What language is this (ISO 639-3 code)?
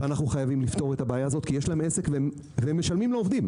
heb